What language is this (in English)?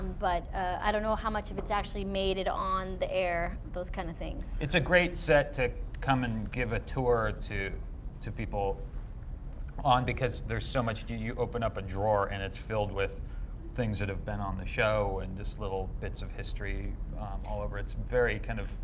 English